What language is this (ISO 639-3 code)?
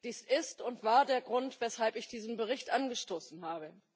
deu